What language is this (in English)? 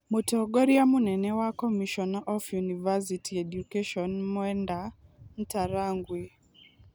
Kikuyu